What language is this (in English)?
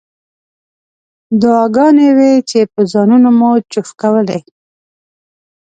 Pashto